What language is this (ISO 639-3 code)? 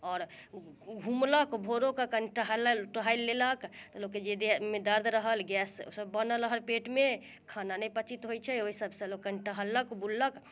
mai